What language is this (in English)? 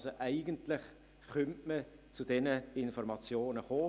Swiss German